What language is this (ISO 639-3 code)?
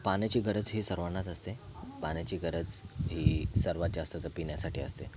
mar